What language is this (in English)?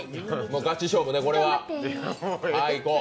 Japanese